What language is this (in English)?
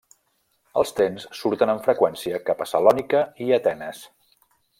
Catalan